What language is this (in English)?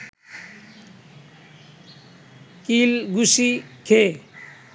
Bangla